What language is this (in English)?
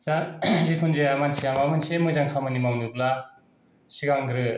Bodo